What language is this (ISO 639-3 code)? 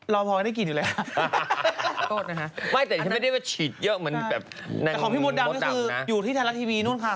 tha